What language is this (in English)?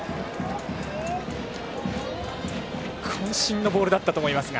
Japanese